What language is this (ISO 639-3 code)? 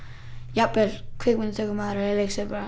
isl